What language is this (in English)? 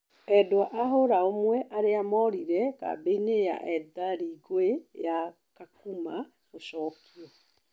Kikuyu